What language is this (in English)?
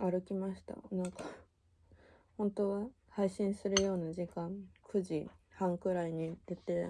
Japanese